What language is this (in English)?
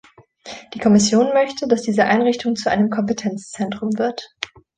German